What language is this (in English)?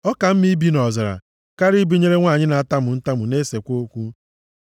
Igbo